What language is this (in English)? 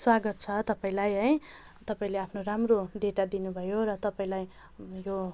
Nepali